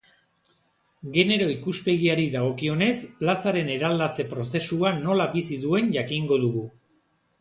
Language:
Basque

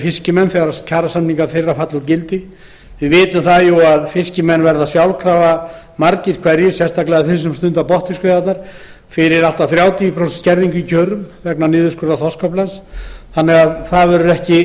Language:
Icelandic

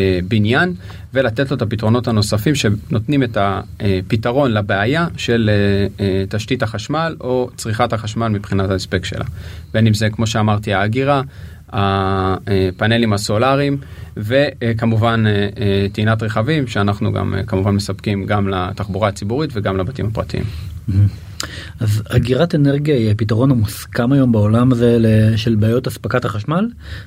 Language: Hebrew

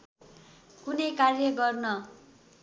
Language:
Nepali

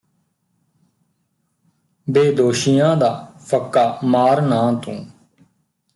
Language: Punjabi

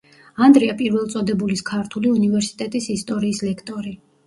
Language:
Georgian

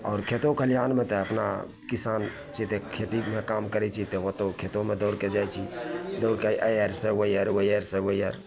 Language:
Maithili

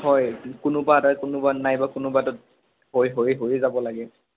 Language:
Assamese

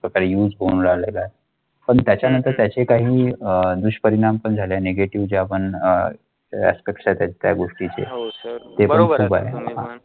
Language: Marathi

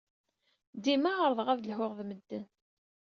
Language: Kabyle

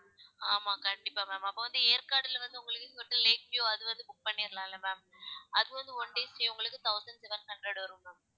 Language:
Tamil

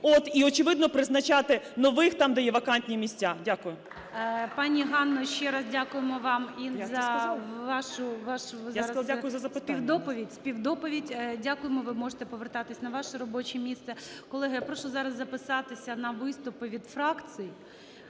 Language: Ukrainian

